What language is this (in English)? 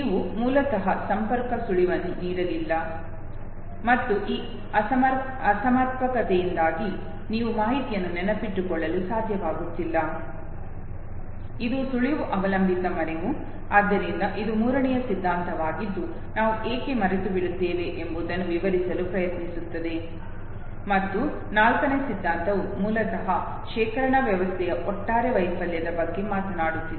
Kannada